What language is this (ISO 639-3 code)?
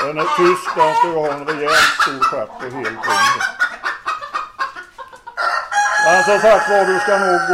swe